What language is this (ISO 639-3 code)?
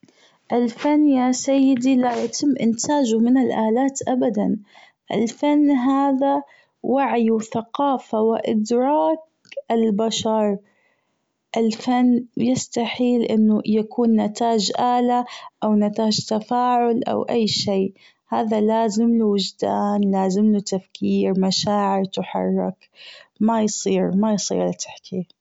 afb